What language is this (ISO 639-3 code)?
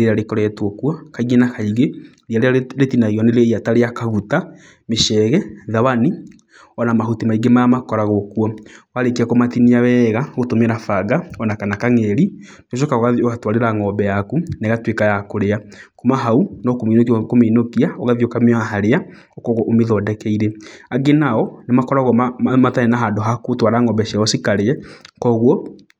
kik